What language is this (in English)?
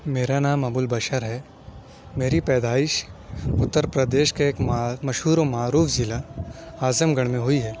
Urdu